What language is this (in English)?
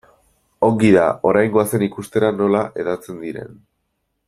Basque